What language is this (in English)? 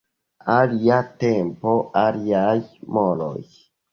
Esperanto